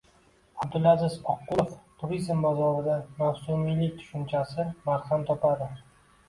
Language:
Uzbek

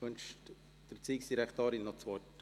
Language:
Swiss German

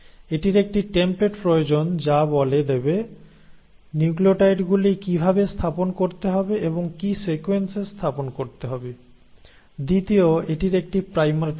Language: Bangla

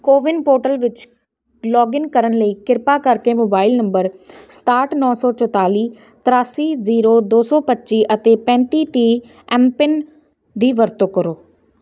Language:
Punjabi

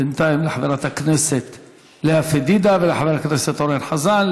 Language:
Hebrew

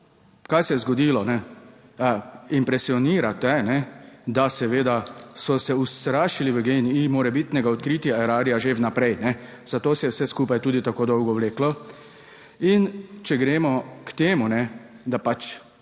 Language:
Slovenian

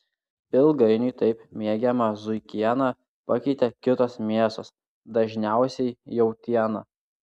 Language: Lithuanian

